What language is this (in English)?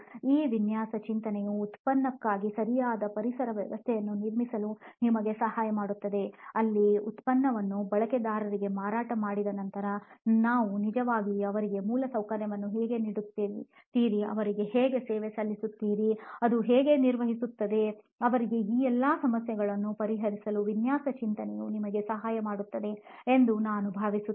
Kannada